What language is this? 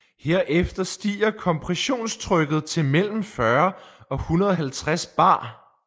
Danish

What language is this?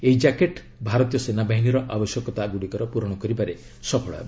Odia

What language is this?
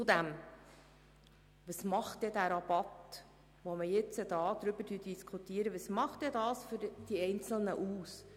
Swiss German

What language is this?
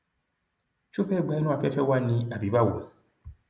Yoruba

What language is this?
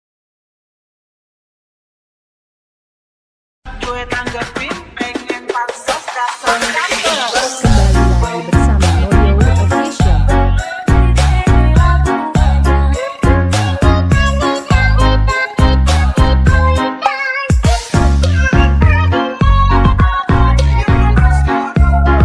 Indonesian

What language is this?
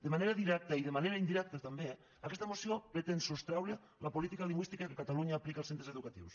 Catalan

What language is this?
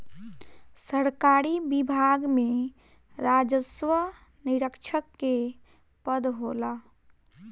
Bhojpuri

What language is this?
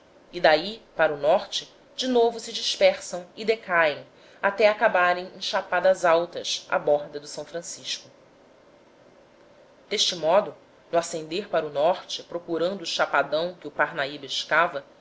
Portuguese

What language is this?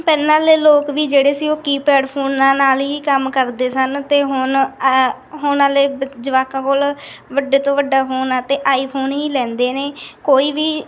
Punjabi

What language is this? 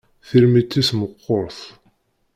Kabyle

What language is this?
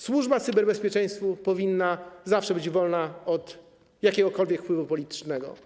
Polish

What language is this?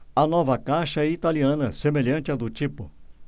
Portuguese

